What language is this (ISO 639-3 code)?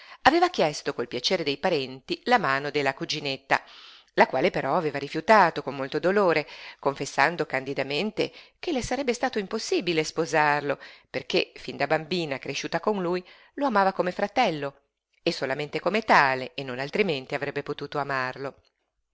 ita